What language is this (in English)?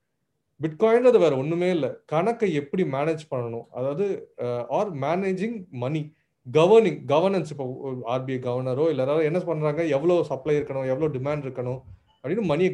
Tamil